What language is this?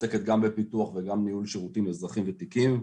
Hebrew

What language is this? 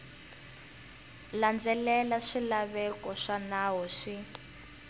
Tsonga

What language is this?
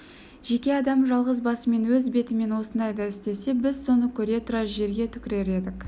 Kazakh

